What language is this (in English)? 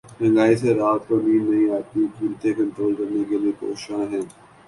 Urdu